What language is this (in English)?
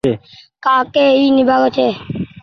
Goaria